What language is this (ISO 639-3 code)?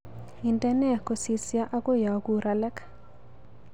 kln